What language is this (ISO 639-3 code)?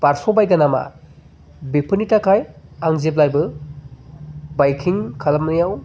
brx